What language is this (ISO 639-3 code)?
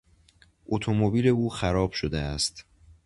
fas